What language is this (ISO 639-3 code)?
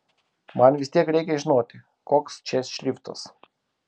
lit